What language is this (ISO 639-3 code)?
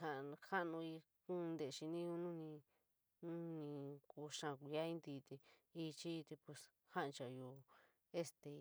mig